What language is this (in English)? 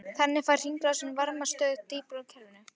Icelandic